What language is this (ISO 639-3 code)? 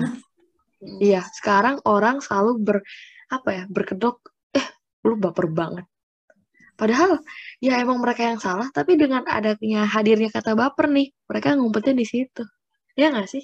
ind